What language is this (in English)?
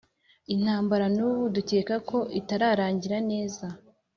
Kinyarwanda